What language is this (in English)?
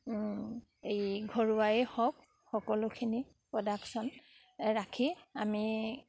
Assamese